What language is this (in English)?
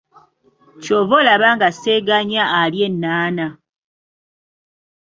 Ganda